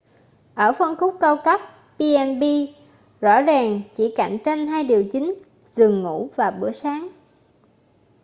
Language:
Vietnamese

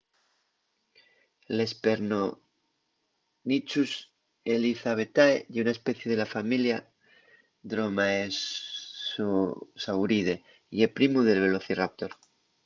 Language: Asturian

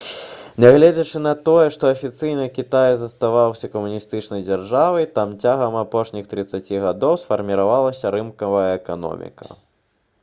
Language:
Belarusian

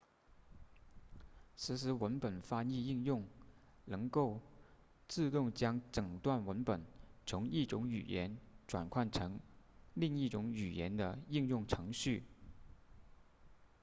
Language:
Chinese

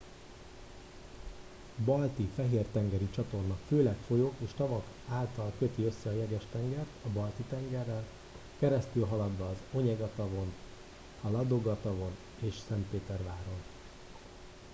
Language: Hungarian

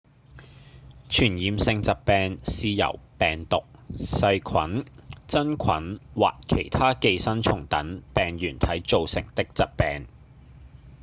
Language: Cantonese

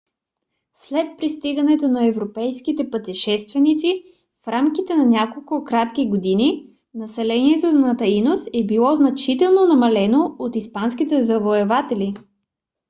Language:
Bulgarian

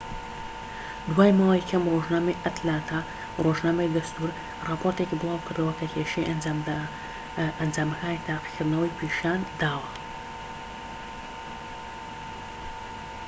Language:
Central Kurdish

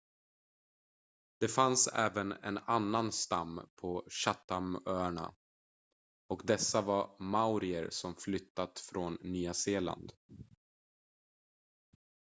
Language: Swedish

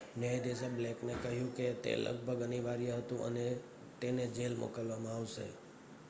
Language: Gujarati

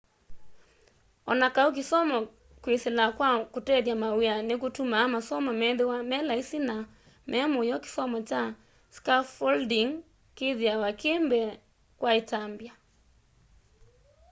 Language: Kamba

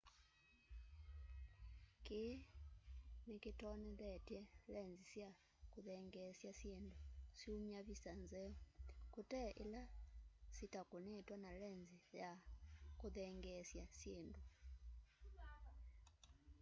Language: Kamba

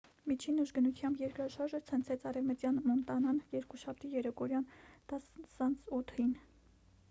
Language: Armenian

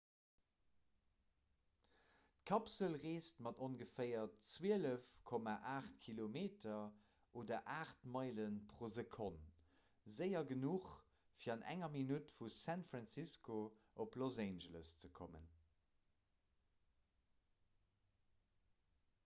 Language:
Luxembourgish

